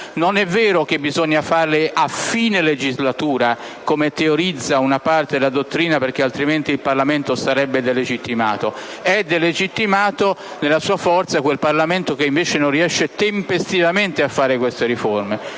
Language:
Italian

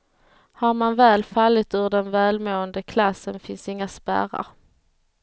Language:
Swedish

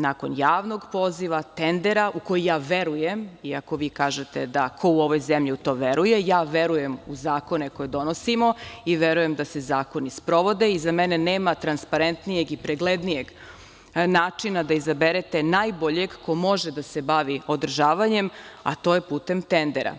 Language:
Serbian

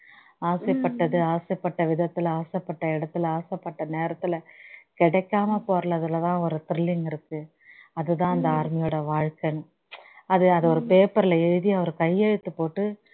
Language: Tamil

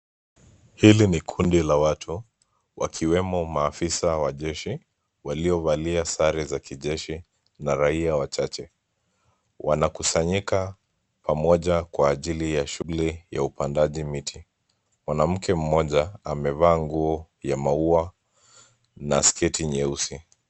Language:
Swahili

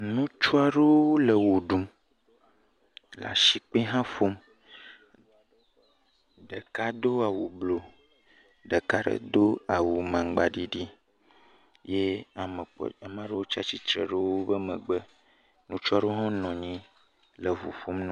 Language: Ewe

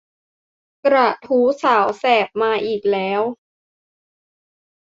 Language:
Thai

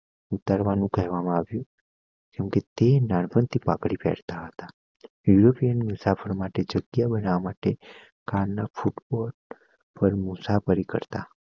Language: Gujarati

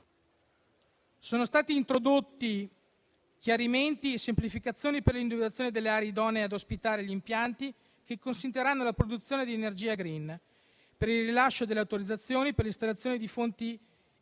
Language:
Italian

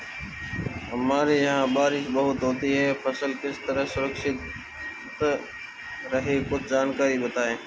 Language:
Hindi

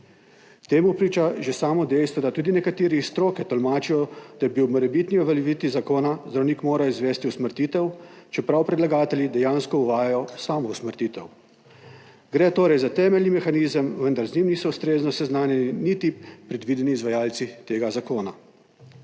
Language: Slovenian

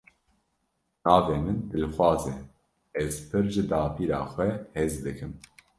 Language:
Kurdish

